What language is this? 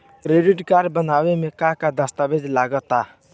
Bhojpuri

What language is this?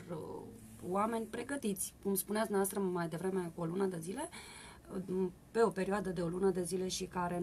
Romanian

